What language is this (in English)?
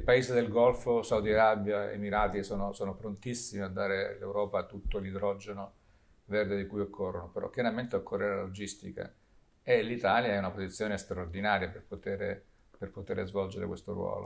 Italian